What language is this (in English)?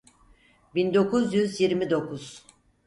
Turkish